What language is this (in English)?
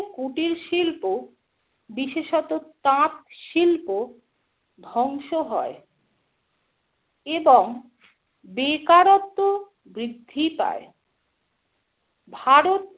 Bangla